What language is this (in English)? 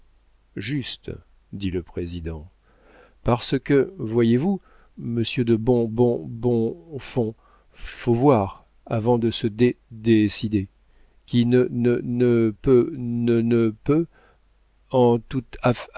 French